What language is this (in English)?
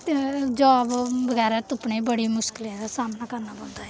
Dogri